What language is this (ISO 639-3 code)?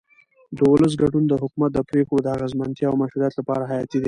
pus